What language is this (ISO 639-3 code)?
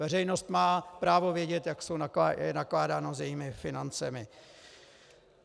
ces